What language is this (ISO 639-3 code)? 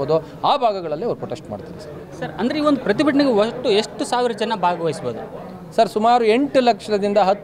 ron